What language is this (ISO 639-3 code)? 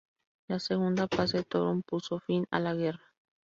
spa